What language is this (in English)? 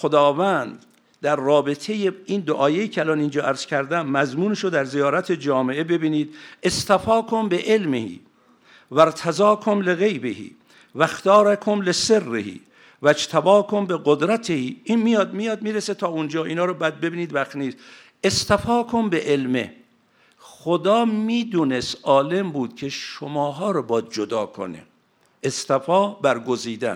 Persian